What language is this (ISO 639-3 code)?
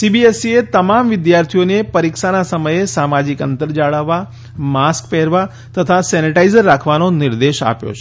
guj